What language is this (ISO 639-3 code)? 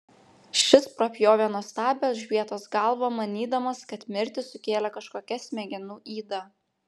lit